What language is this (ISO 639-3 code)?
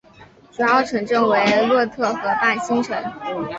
zho